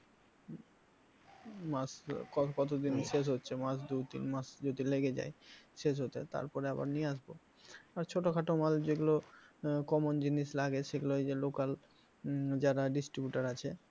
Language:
Bangla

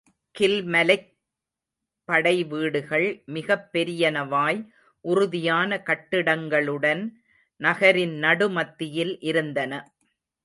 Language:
Tamil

